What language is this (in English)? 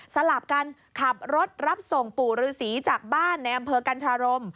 Thai